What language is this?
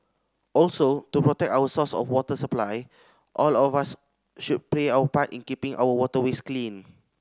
English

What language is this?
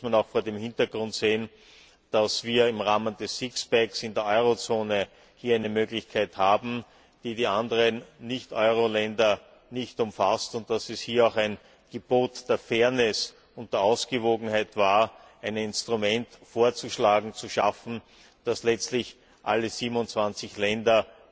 German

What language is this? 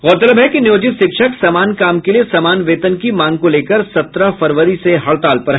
Hindi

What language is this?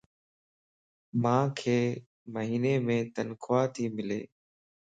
Lasi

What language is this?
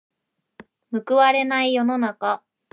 Japanese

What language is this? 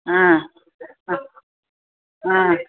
Sanskrit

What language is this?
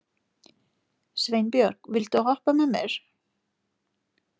Icelandic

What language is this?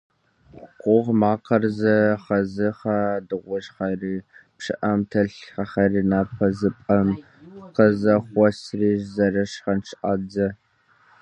Kabardian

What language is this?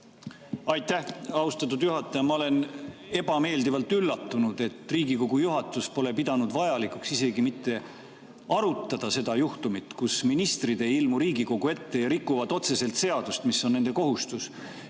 Estonian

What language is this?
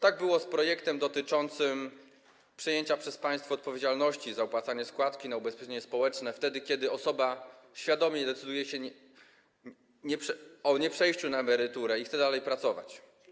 Polish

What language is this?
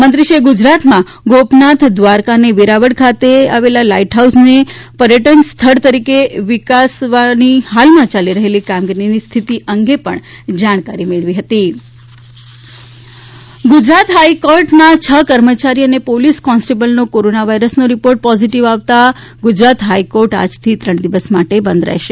Gujarati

